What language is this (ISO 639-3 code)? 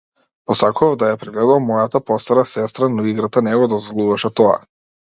mkd